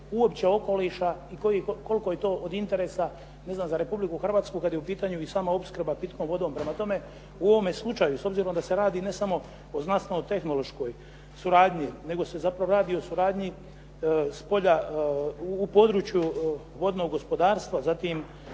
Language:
Croatian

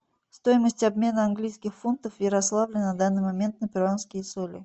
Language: Russian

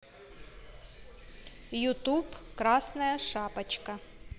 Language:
Russian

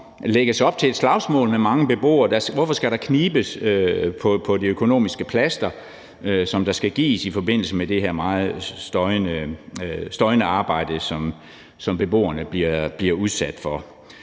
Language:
Danish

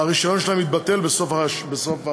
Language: Hebrew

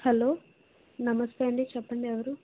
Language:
Telugu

